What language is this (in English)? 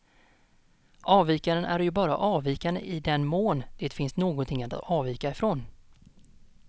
Swedish